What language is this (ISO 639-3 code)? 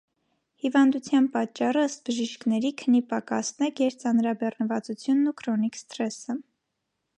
hye